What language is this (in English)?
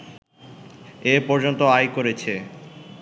Bangla